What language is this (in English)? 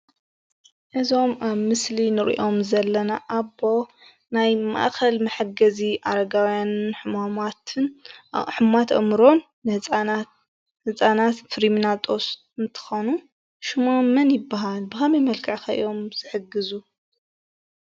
Tigrinya